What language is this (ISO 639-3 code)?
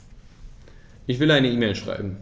deu